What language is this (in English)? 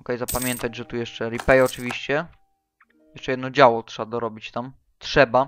Polish